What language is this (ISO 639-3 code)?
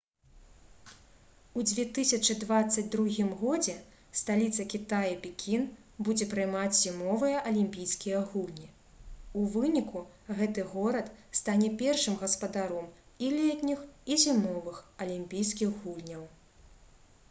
bel